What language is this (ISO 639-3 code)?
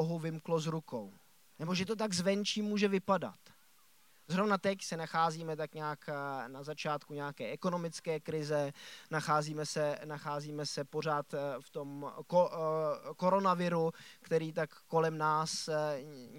ces